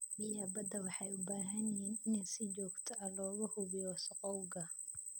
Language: Somali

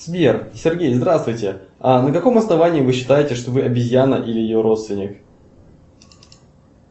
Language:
Russian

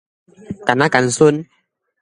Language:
Min Nan Chinese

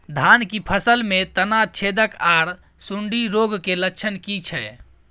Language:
Maithili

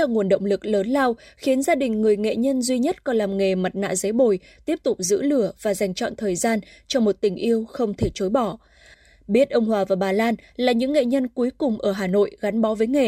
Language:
Vietnamese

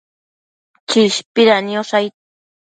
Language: Matsés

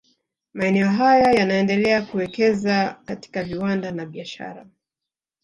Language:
Swahili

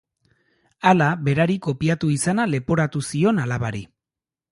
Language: Basque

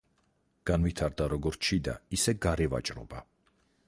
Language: Georgian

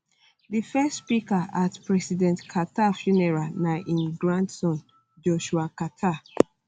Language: Nigerian Pidgin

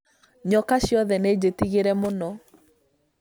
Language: Kikuyu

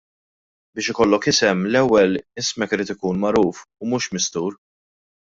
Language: Maltese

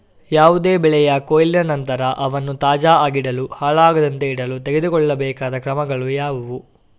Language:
Kannada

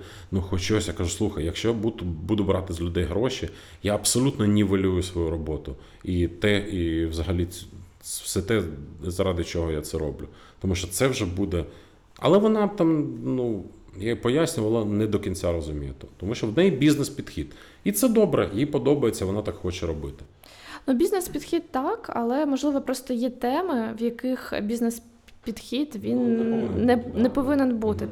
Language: Ukrainian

